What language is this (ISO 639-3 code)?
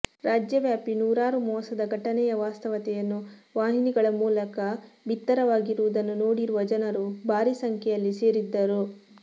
kan